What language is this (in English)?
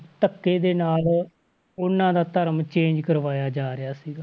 Punjabi